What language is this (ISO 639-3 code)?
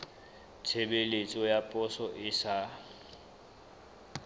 sot